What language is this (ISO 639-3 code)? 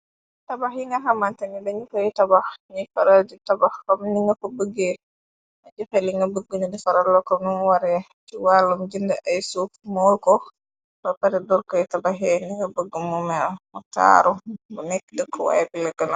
wol